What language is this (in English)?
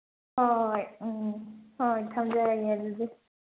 Manipuri